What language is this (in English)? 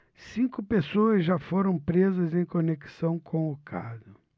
Portuguese